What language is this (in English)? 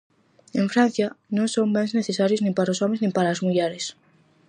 Galician